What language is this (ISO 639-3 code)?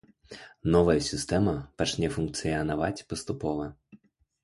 bel